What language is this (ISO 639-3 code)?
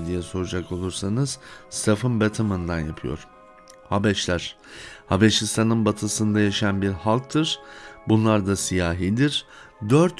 tur